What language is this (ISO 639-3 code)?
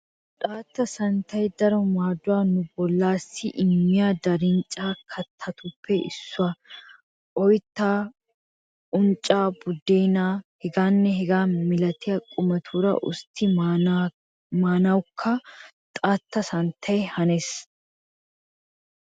wal